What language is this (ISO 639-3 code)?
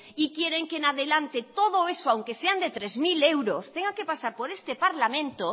spa